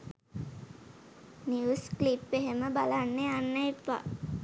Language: Sinhala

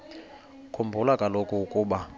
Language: Xhosa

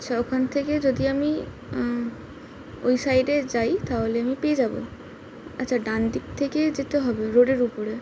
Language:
Bangla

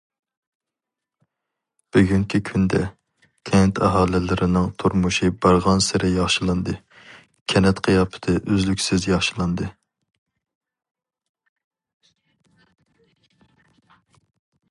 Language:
Uyghur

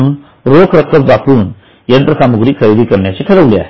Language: Marathi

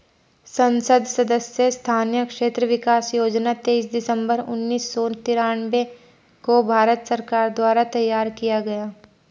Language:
Hindi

